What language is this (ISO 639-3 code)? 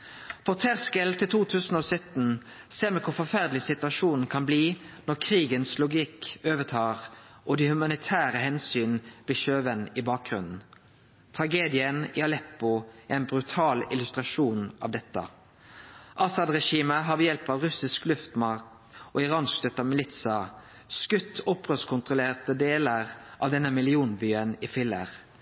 nno